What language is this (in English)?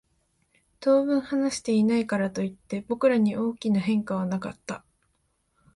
Japanese